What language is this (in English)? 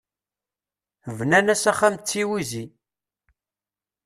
Kabyle